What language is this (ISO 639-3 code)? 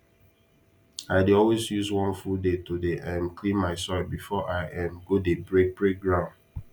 pcm